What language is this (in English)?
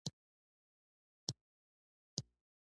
Pashto